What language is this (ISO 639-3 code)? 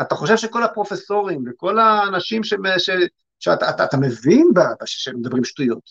heb